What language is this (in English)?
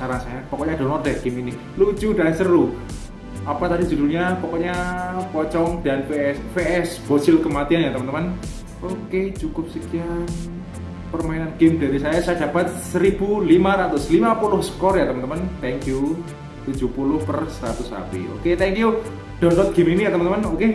Indonesian